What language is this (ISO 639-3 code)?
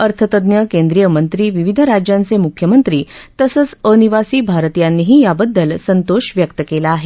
mar